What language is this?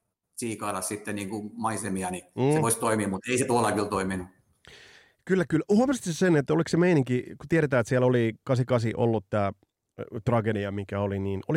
Finnish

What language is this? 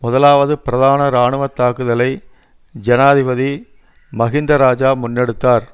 Tamil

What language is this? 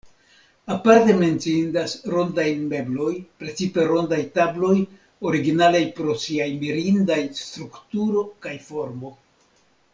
Esperanto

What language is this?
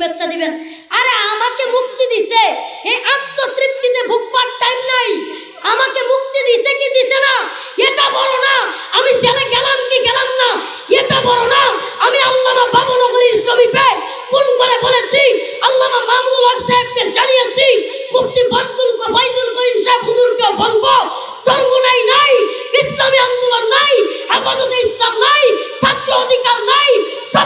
Turkish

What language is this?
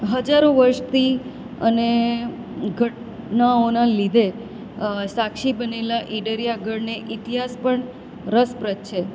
Gujarati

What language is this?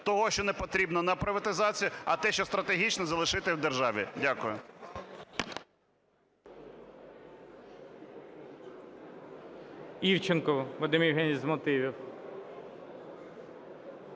Ukrainian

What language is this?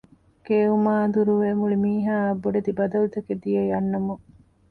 Divehi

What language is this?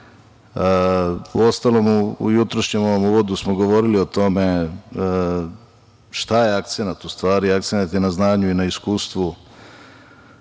Serbian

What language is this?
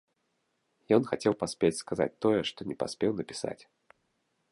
Belarusian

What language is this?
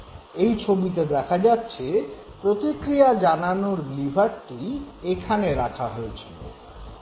Bangla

